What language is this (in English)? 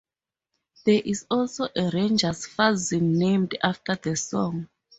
English